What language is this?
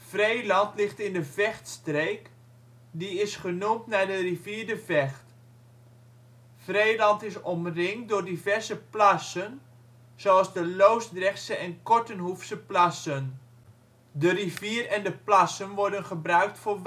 Dutch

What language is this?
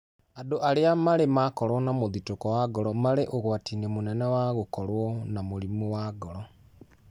Kikuyu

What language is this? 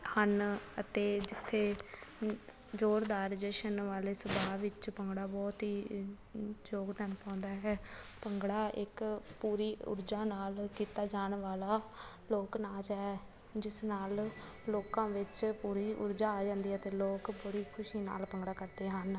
Punjabi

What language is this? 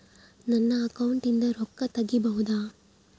Kannada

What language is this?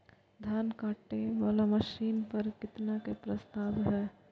Maithili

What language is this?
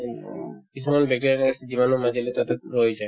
Assamese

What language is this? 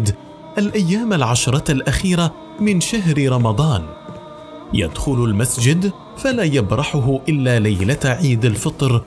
Arabic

